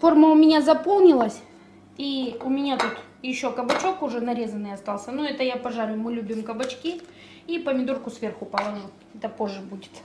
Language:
Russian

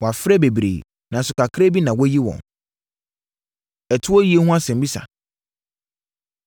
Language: Akan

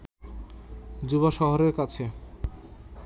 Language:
Bangla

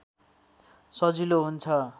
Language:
Nepali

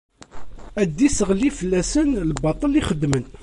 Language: Kabyle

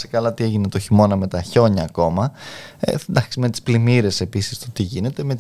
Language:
Greek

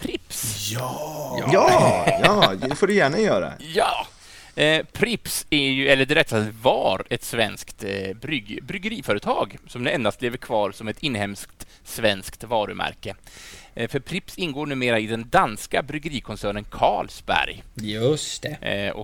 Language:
Swedish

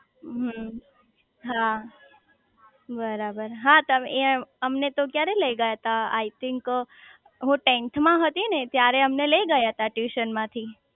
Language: Gujarati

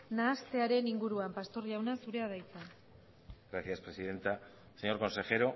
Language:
Basque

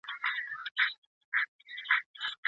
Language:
Pashto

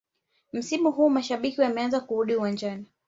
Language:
Swahili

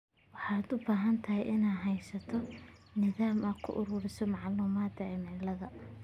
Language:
Somali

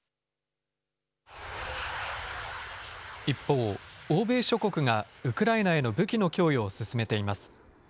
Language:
Japanese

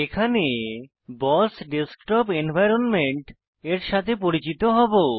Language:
Bangla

